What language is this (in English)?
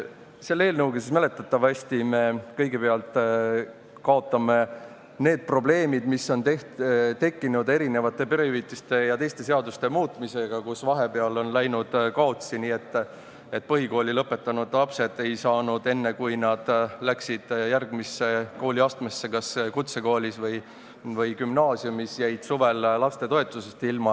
Estonian